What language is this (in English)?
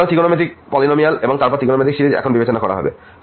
Bangla